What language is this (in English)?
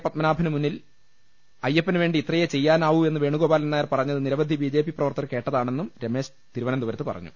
Malayalam